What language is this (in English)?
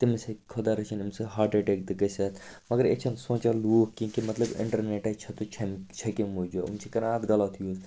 Kashmiri